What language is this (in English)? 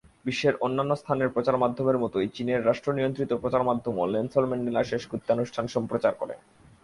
Bangla